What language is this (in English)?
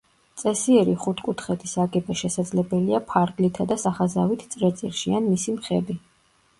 Georgian